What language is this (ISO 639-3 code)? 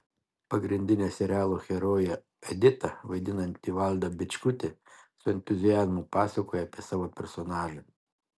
lit